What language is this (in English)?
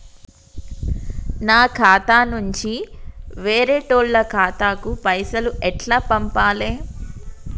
Telugu